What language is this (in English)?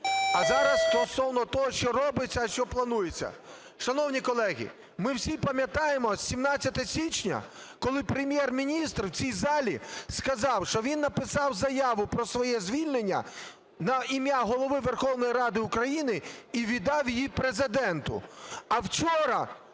Ukrainian